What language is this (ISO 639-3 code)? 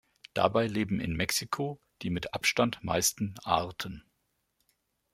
deu